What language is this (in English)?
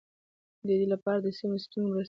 Pashto